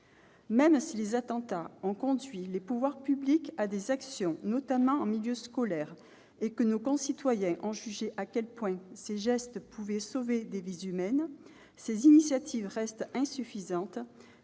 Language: French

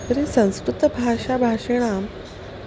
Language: Sanskrit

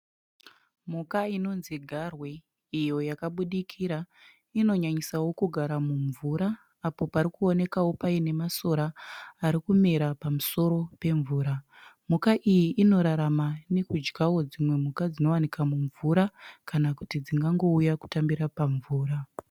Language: Shona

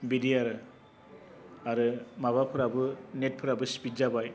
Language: Bodo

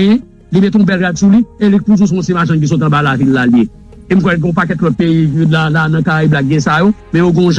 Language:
French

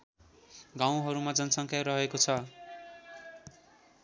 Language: Nepali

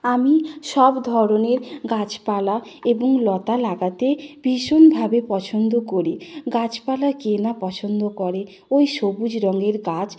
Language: Bangla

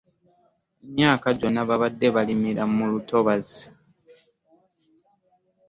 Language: Ganda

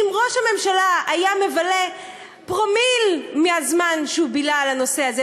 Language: Hebrew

